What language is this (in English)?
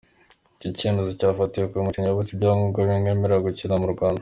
Kinyarwanda